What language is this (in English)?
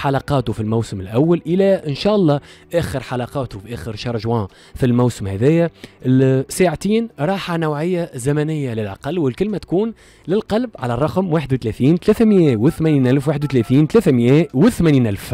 Arabic